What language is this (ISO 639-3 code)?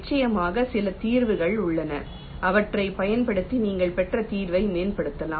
tam